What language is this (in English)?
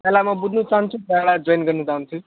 Nepali